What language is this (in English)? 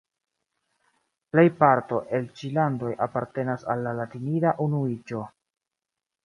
Esperanto